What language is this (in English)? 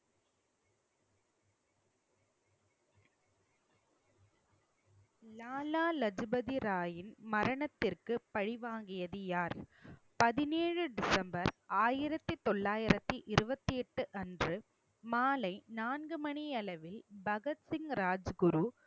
Tamil